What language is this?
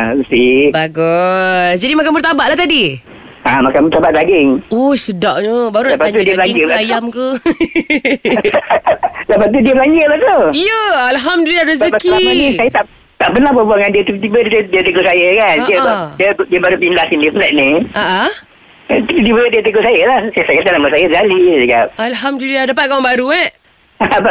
Malay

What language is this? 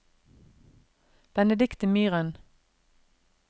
Norwegian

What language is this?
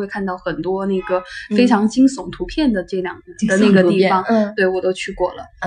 Chinese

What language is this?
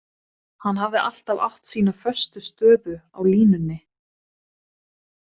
Icelandic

